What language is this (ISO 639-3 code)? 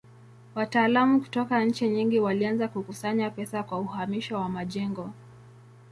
swa